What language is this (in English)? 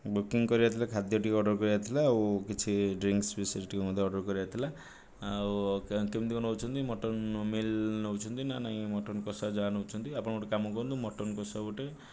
Odia